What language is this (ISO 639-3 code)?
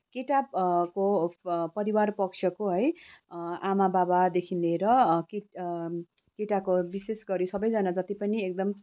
nep